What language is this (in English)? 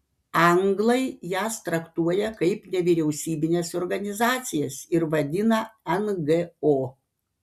Lithuanian